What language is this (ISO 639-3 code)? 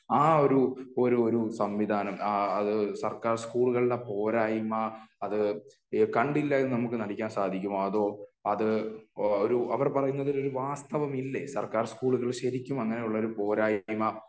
mal